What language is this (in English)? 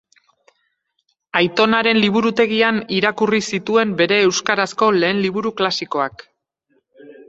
Basque